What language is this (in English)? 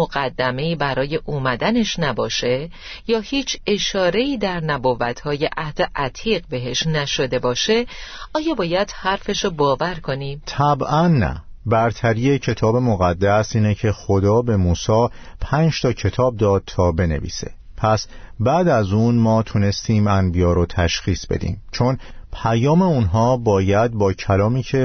Persian